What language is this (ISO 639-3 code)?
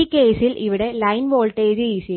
mal